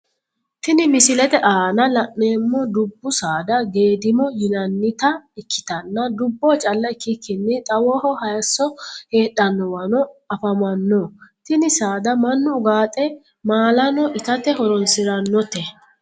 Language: Sidamo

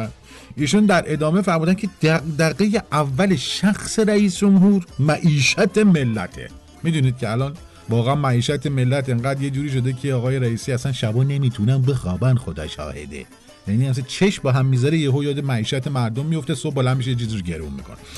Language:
Persian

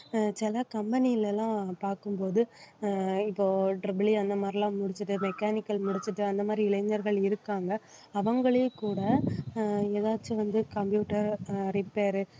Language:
Tamil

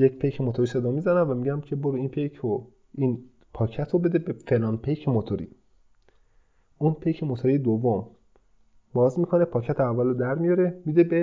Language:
Persian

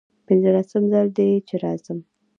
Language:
Pashto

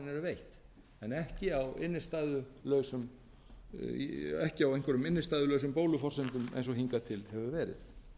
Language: Icelandic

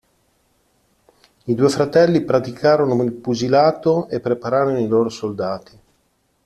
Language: Italian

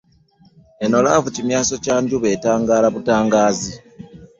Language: Ganda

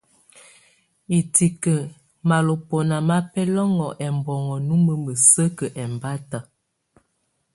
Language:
Tunen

